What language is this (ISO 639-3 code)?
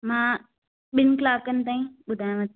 snd